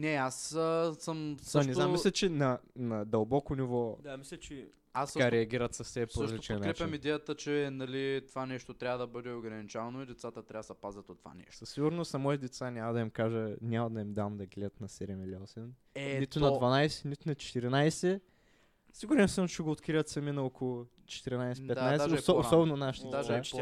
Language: Bulgarian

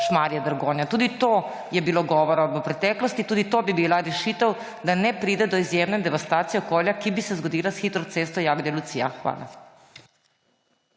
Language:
Slovenian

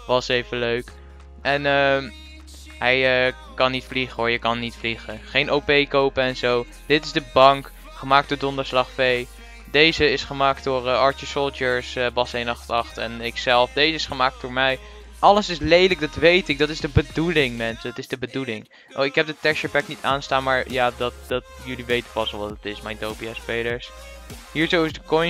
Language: Dutch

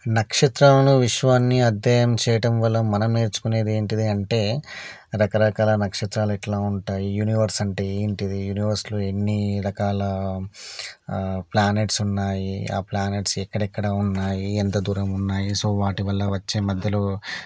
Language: Telugu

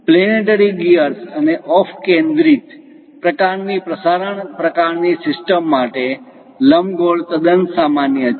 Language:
Gujarati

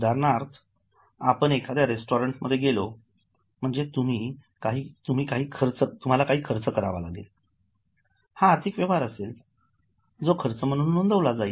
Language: Marathi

